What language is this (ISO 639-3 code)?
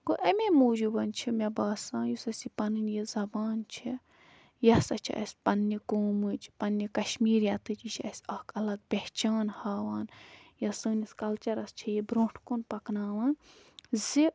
kas